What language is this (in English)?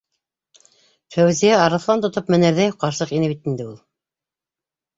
Bashkir